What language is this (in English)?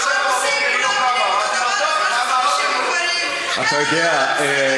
Hebrew